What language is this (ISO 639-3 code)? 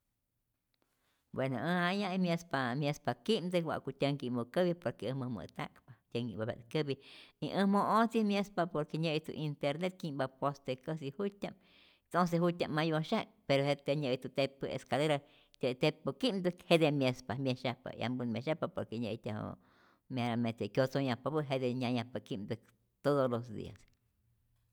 zor